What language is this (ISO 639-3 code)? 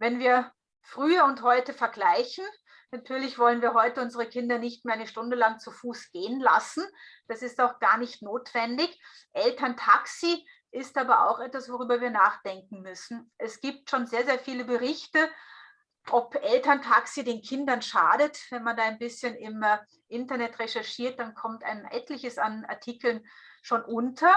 deu